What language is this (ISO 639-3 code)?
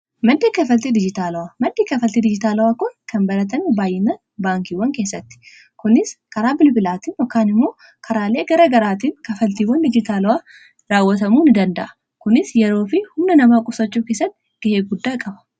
orm